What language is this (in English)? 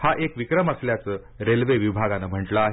Marathi